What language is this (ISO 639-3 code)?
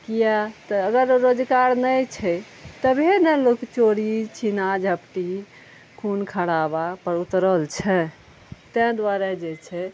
mai